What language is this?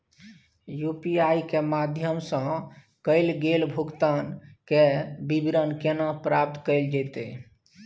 Maithili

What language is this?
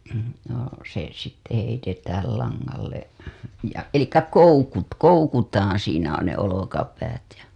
Finnish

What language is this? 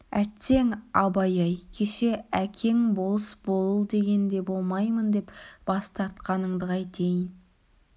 Kazakh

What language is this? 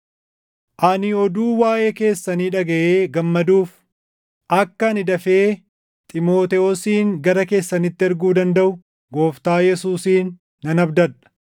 Oromo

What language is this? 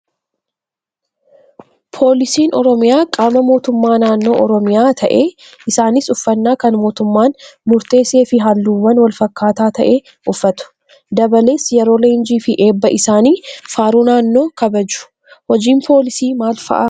Oromo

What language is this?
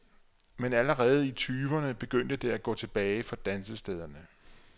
Danish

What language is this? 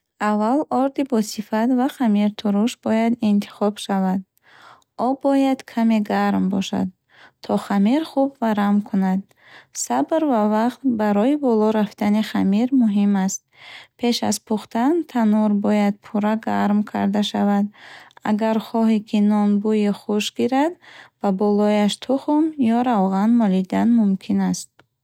Bukharic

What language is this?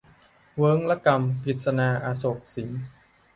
Thai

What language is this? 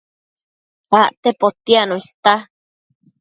Matsés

